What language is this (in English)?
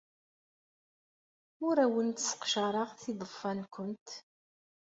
Kabyle